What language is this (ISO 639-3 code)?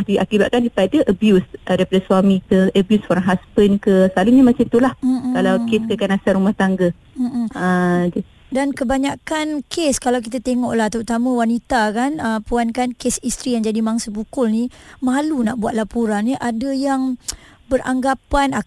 msa